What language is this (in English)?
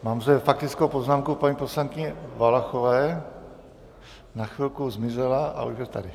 Czech